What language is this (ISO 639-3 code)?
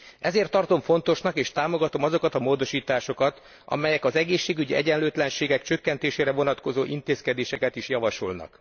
hun